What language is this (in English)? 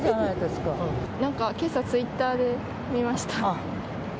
Japanese